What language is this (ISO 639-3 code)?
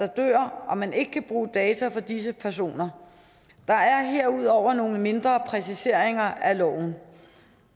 dan